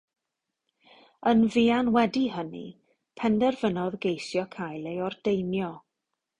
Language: Welsh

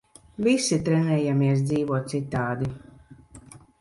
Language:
Latvian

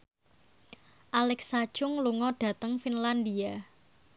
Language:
Javanese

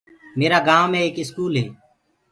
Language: Gurgula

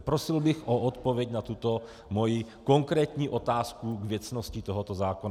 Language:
Czech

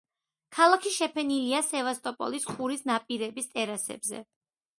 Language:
Georgian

